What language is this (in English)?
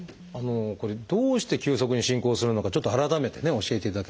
Japanese